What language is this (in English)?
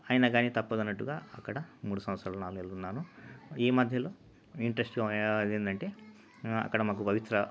Telugu